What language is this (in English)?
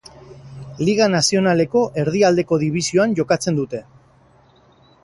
Basque